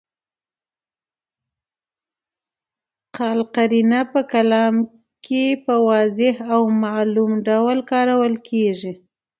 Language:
Pashto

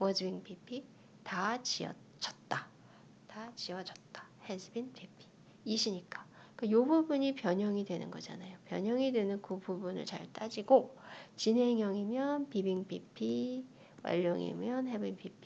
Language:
Korean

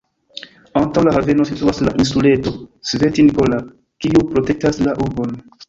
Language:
Esperanto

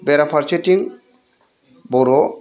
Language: Bodo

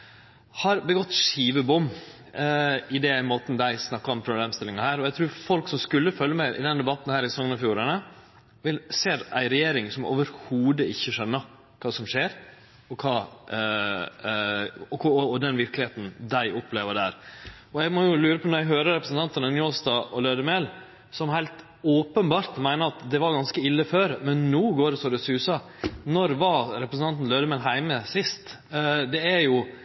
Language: Norwegian Nynorsk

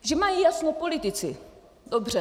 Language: Czech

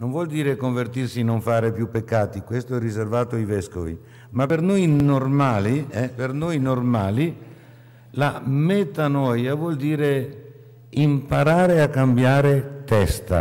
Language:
Italian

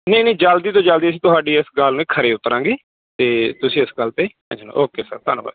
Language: Punjabi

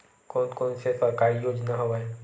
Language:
Chhattisgarhi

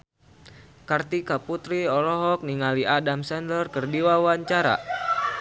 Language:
Sundanese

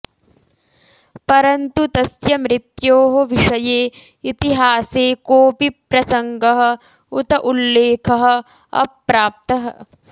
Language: Sanskrit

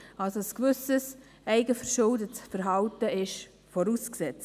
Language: Swiss German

